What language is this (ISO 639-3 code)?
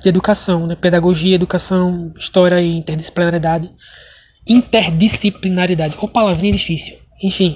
por